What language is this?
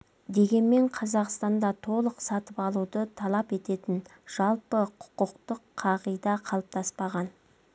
Kazakh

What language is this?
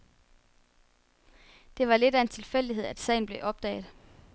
Danish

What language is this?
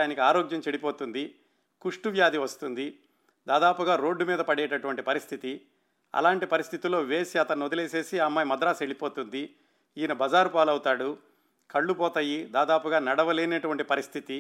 Telugu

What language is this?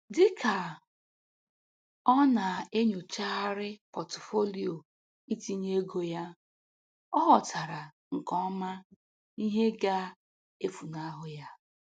Igbo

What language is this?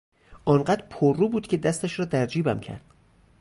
Persian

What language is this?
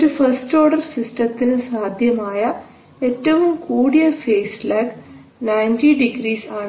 Malayalam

